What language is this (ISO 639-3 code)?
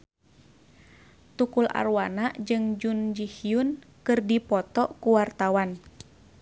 sun